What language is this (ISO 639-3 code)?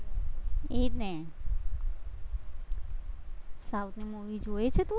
guj